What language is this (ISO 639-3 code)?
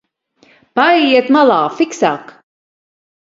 lav